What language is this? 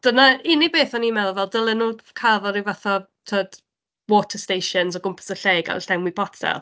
Welsh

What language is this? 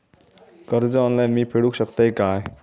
Marathi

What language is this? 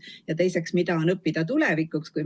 Estonian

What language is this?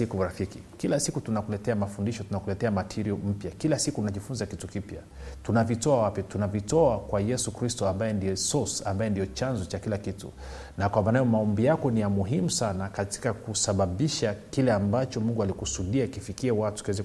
Swahili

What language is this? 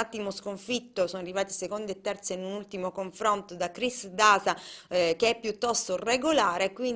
Italian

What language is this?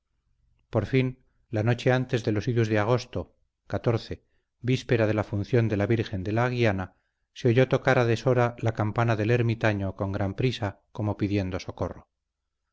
Spanish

